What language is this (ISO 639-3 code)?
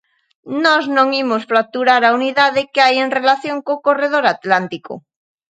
glg